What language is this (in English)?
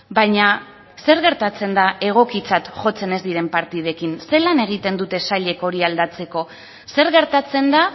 Basque